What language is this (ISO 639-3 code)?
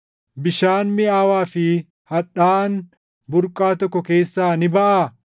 orm